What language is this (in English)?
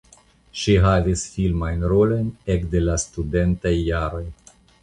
Esperanto